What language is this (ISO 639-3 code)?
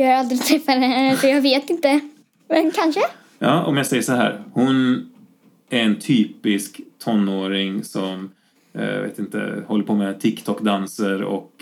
swe